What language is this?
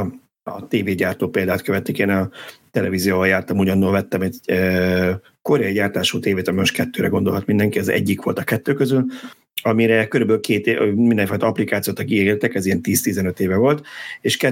Hungarian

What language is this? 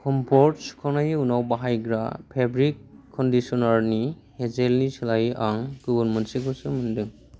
Bodo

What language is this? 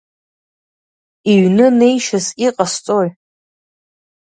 Abkhazian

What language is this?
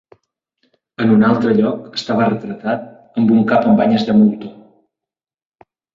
Catalan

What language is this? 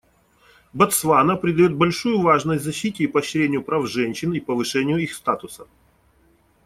Russian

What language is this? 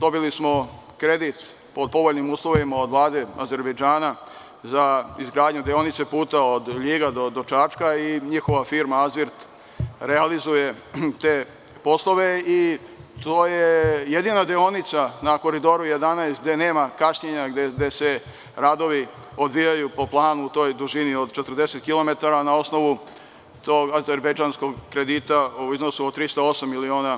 Serbian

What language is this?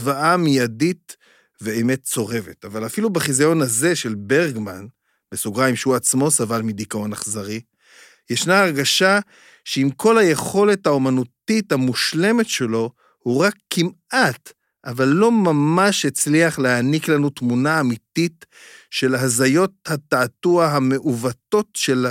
Hebrew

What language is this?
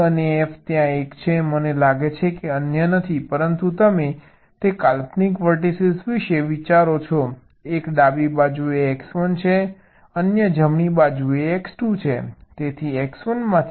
Gujarati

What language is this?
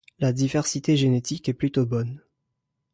French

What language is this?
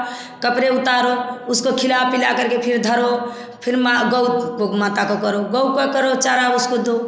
Hindi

